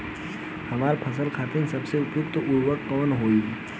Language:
Bhojpuri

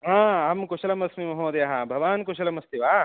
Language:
Sanskrit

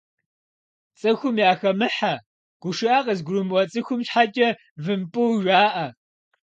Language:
Kabardian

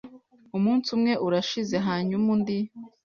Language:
Kinyarwanda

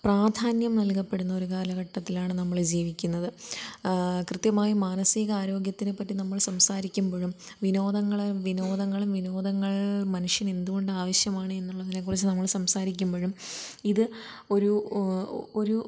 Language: Malayalam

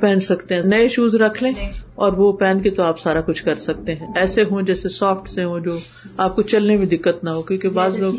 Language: Urdu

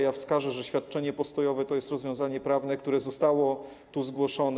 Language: Polish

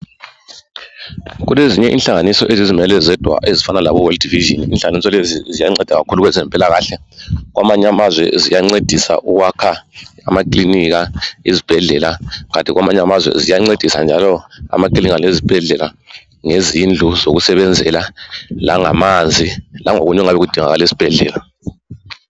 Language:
North Ndebele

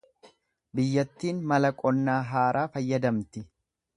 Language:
Oromo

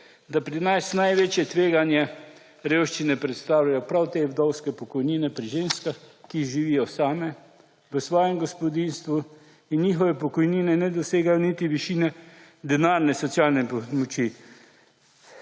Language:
Slovenian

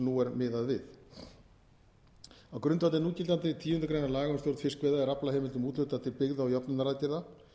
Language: Icelandic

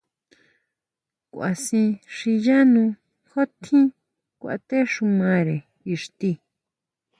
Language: Huautla Mazatec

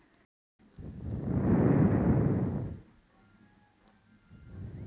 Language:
Bhojpuri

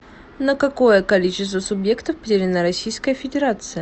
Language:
Russian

